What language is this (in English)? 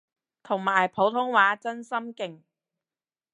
Cantonese